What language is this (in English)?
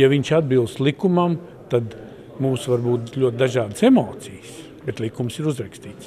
Latvian